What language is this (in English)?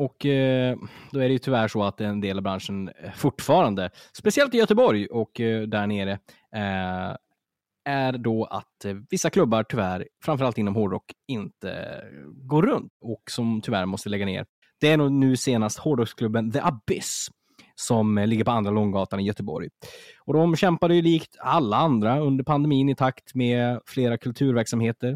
Swedish